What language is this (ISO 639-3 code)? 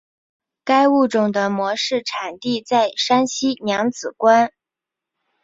zho